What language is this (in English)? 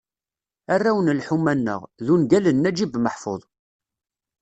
Kabyle